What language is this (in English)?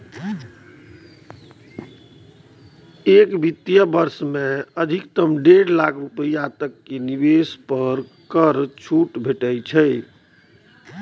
Maithili